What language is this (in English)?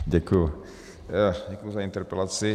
Czech